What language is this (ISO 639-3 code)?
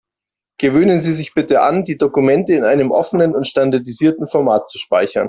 deu